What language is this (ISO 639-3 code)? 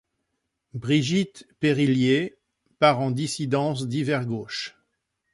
fra